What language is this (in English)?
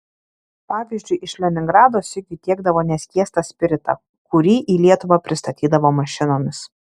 Lithuanian